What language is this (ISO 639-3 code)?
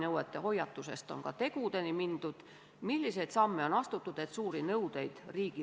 est